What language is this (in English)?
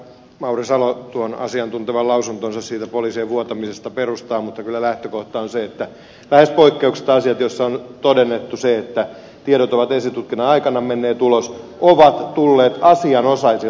Finnish